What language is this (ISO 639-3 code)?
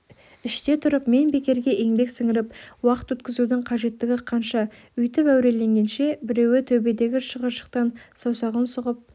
kaz